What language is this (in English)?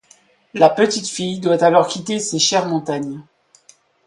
French